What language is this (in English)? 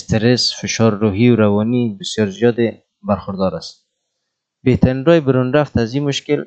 Persian